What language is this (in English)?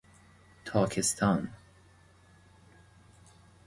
Persian